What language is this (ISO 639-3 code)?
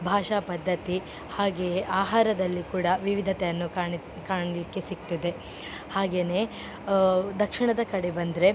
kan